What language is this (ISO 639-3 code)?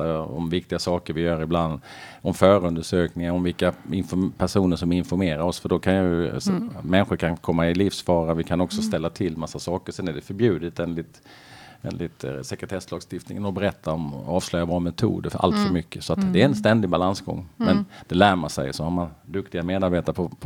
swe